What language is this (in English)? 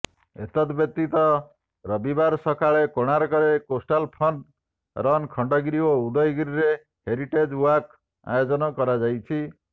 Odia